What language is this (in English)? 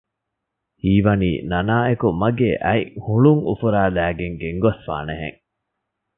Divehi